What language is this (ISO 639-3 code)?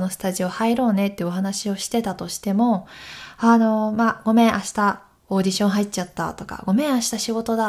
jpn